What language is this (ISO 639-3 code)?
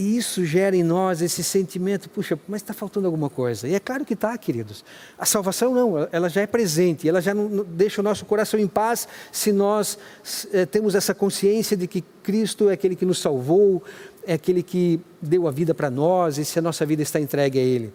por